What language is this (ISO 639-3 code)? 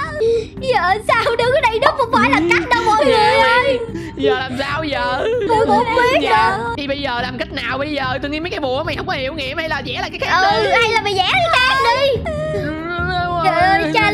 vie